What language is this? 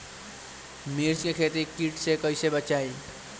Bhojpuri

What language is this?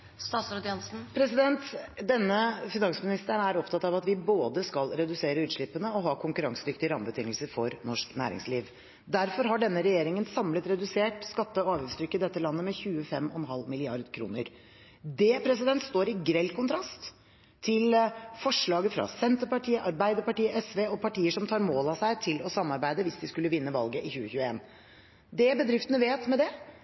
Norwegian Bokmål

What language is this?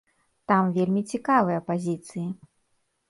Belarusian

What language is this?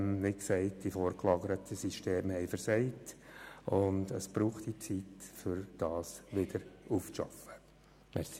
Swiss German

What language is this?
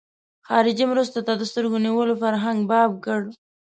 Pashto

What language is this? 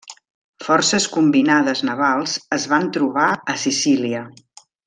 Catalan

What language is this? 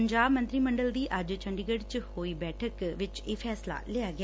Punjabi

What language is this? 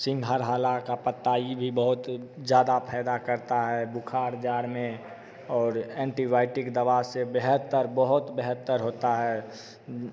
Hindi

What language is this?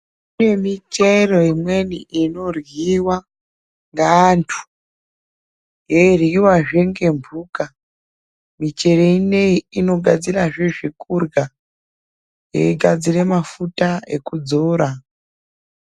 Ndau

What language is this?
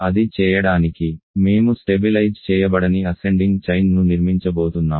Telugu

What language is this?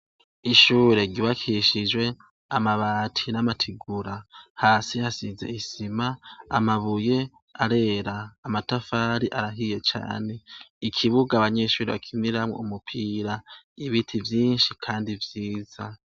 Rundi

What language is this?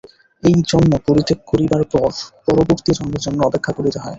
Bangla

